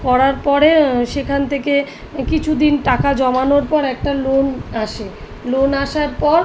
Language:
Bangla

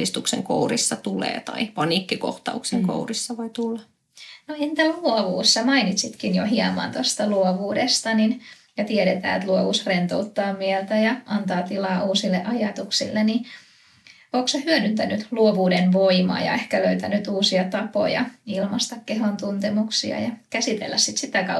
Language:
Finnish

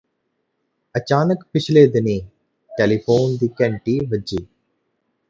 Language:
Punjabi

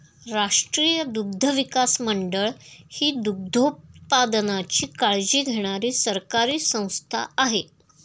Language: Marathi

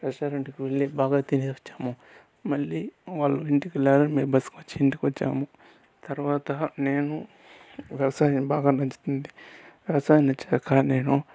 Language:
Telugu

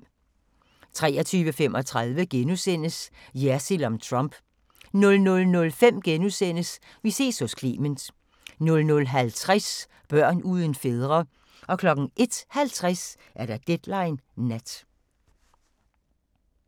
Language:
Danish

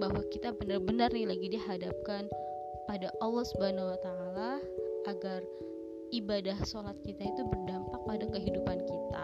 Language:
Indonesian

